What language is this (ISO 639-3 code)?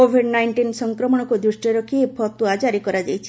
ori